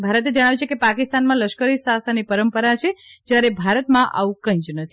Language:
Gujarati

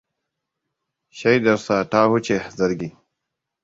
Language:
Hausa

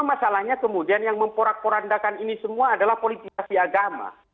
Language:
Indonesian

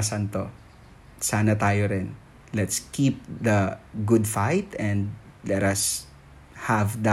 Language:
Filipino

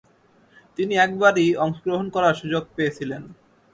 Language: Bangla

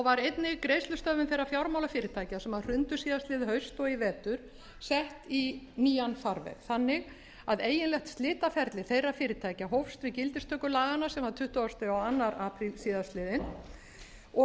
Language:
Icelandic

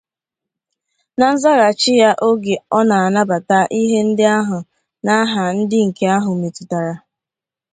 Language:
Igbo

